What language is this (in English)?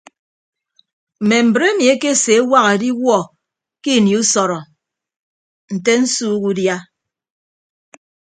Ibibio